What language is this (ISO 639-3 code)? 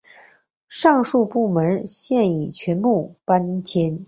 zho